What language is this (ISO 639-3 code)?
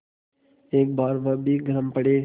hin